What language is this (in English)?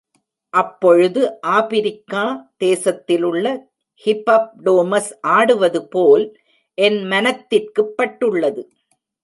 Tamil